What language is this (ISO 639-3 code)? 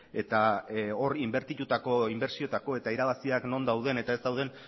eus